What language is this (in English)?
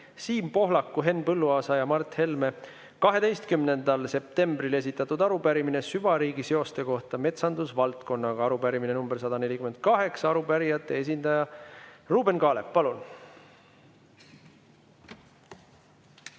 Estonian